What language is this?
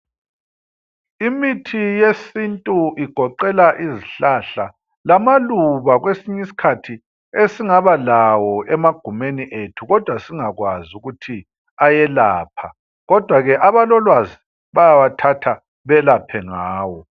North Ndebele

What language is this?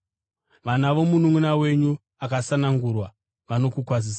Shona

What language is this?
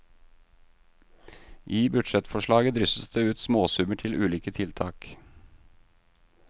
Norwegian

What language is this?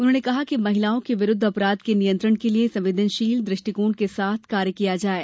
Hindi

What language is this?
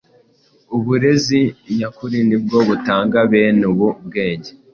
Kinyarwanda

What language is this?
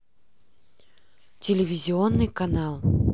Russian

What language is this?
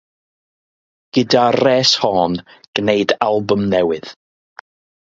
Welsh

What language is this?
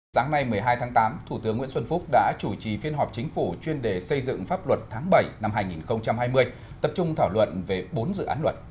Vietnamese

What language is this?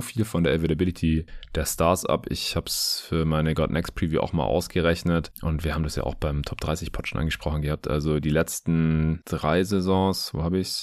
German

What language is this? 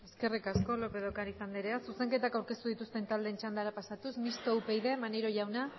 Basque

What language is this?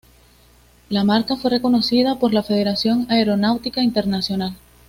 Spanish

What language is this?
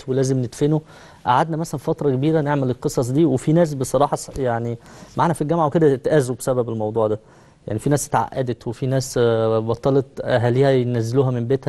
Arabic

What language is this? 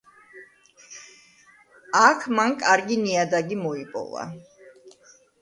Georgian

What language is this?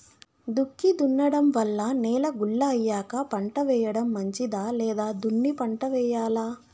Telugu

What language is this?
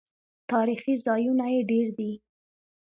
Pashto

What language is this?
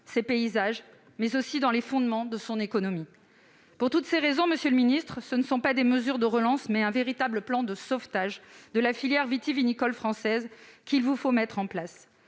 French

